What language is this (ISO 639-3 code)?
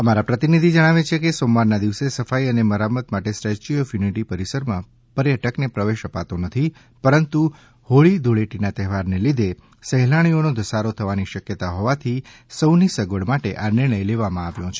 guj